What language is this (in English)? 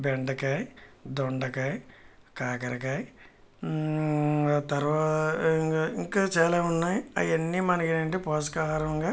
Telugu